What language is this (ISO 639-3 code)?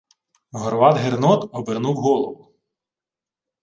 ukr